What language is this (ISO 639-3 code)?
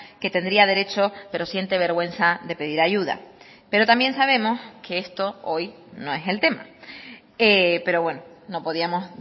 spa